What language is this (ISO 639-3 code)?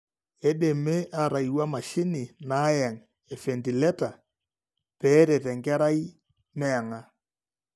mas